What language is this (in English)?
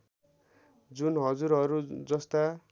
Nepali